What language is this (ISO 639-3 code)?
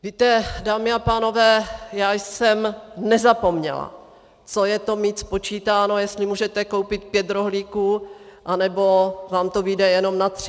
ces